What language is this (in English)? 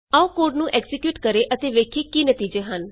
Punjabi